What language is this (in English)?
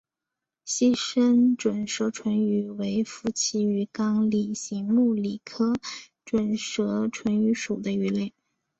Chinese